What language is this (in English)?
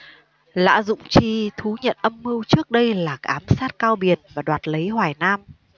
Vietnamese